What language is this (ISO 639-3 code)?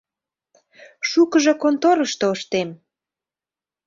chm